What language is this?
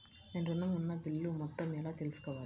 Telugu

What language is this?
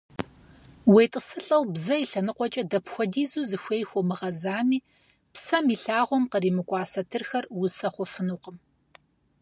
Kabardian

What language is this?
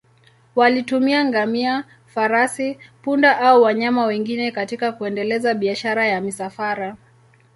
Swahili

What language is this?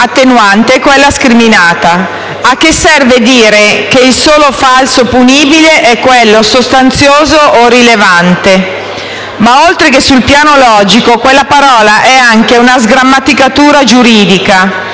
Italian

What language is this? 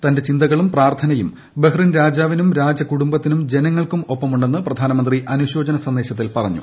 Malayalam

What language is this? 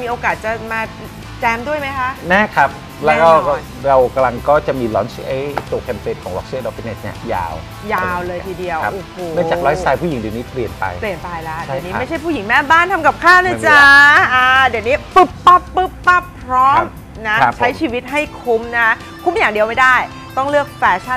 Thai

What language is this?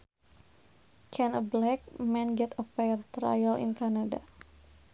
Sundanese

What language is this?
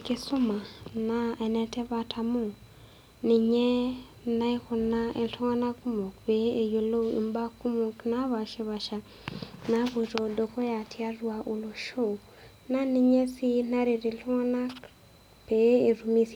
Masai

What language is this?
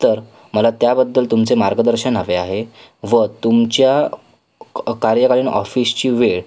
Marathi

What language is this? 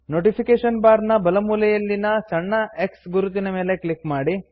Kannada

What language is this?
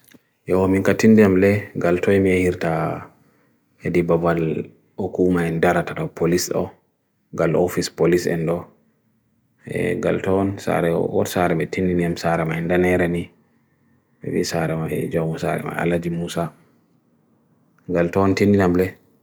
Bagirmi Fulfulde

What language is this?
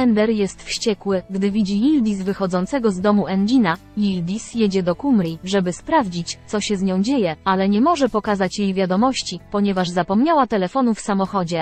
Polish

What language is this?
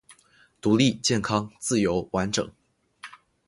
Chinese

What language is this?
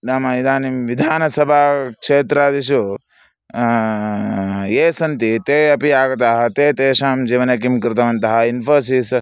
Sanskrit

